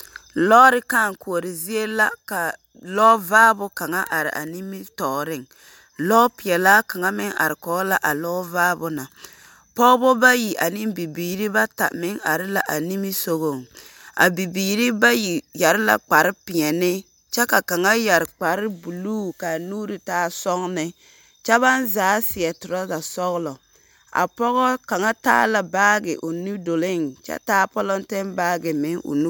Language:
Southern Dagaare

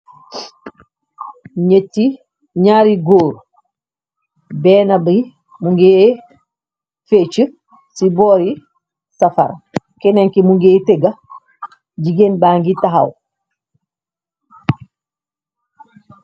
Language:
Wolof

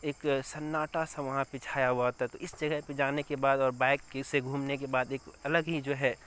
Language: Urdu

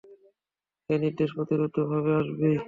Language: Bangla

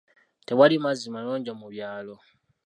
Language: Ganda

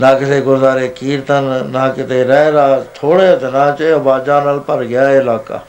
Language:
Punjabi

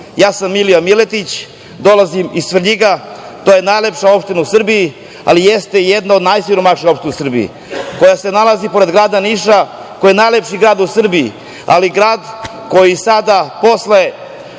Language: Serbian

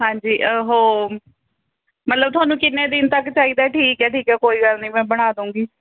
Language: Punjabi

